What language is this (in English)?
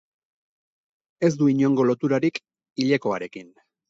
Basque